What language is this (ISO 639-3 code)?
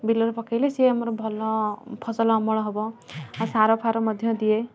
ori